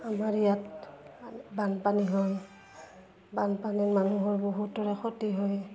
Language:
Assamese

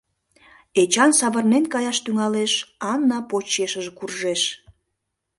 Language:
Mari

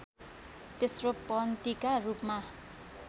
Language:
Nepali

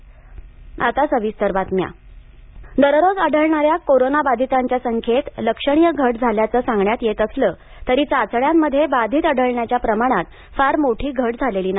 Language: Marathi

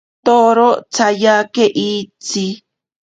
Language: Ashéninka Perené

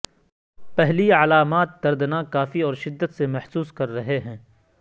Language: Urdu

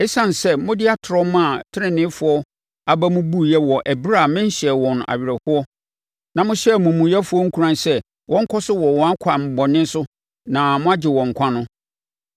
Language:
Akan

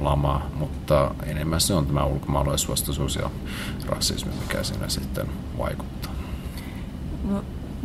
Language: Finnish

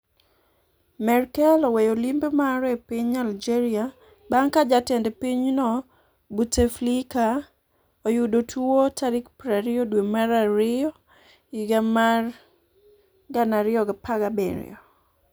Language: Luo (Kenya and Tanzania)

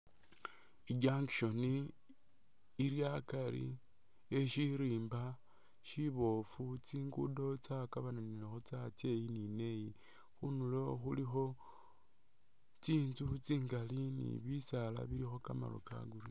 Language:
Masaaba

